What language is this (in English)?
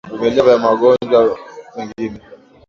Swahili